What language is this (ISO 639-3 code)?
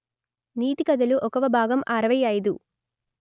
tel